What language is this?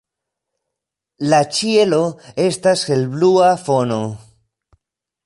Esperanto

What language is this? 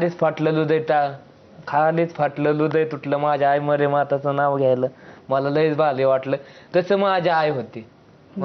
Arabic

